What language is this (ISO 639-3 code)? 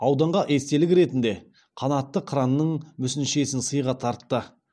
kaz